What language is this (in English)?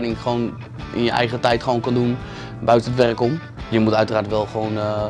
Dutch